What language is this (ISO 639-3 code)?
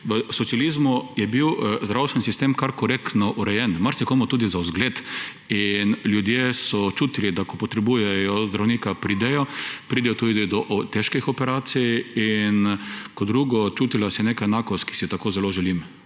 slv